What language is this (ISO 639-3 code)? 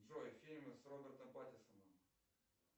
rus